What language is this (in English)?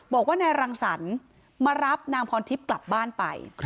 Thai